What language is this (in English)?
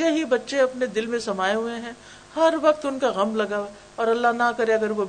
Urdu